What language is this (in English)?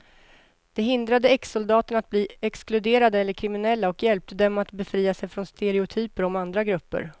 Swedish